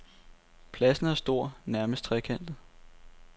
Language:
Danish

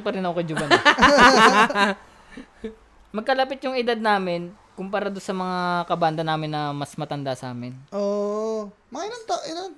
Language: Filipino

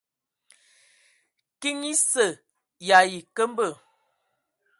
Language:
Ewondo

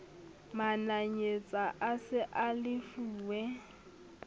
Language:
Southern Sotho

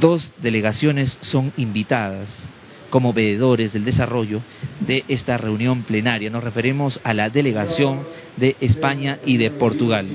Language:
Spanish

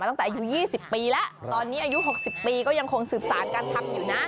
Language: Thai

